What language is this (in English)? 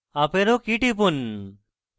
Bangla